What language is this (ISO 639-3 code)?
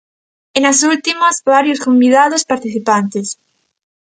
glg